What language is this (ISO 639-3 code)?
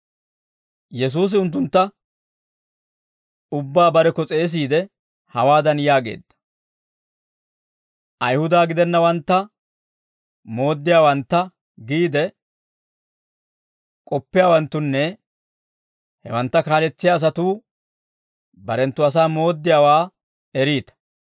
dwr